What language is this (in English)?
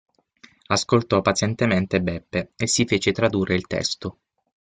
Italian